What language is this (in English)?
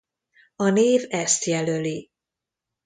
Hungarian